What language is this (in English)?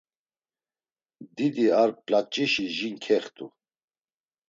Laz